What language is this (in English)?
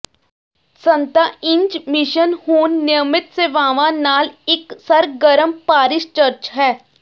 Punjabi